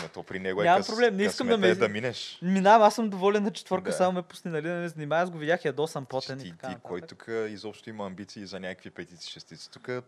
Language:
Bulgarian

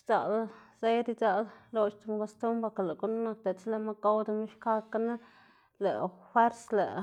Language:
Xanaguía Zapotec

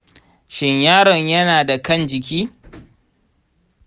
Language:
Hausa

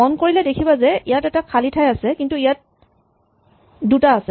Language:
Assamese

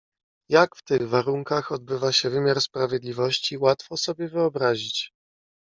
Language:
Polish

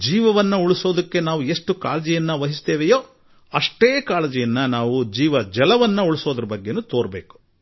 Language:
Kannada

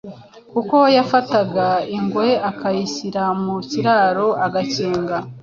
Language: Kinyarwanda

